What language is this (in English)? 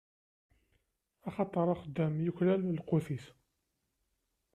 Kabyle